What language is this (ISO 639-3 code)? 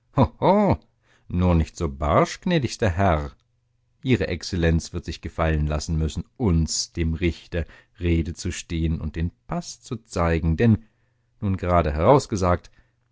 deu